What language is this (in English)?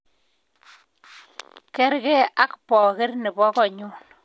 Kalenjin